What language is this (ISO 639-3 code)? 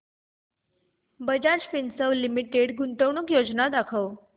mar